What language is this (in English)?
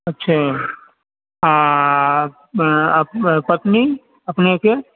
Maithili